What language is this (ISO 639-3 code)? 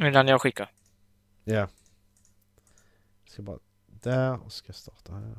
swe